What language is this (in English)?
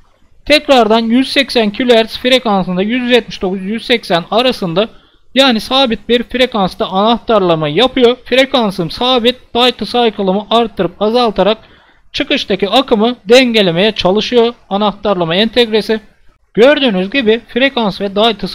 Turkish